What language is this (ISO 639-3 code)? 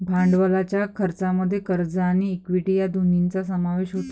mar